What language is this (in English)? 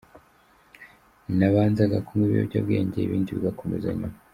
Kinyarwanda